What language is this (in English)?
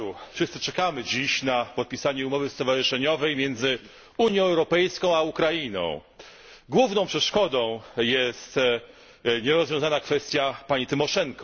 Polish